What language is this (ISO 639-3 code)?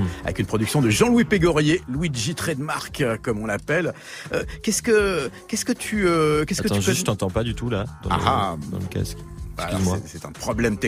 fra